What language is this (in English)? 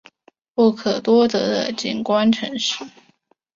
Chinese